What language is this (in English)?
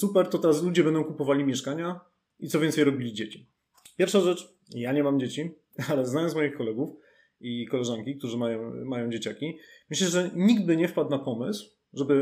Polish